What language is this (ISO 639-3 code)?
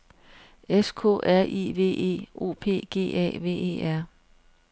dan